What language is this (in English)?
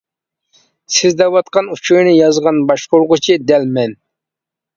Uyghur